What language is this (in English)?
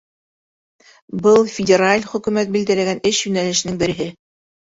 Bashkir